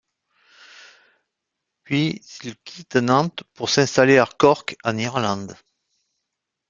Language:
French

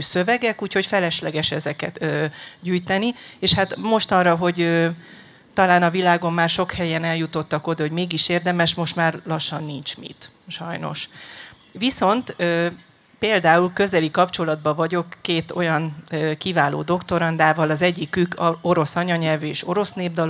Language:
Hungarian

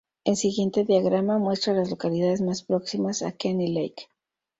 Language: Spanish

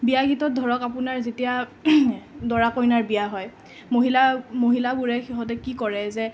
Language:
Assamese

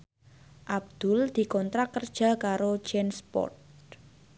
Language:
Javanese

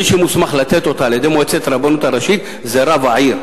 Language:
Hebrew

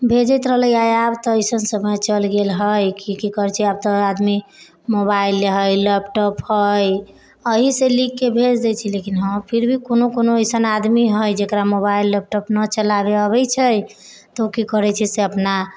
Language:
Maithili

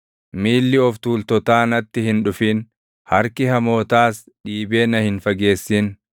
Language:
Oromo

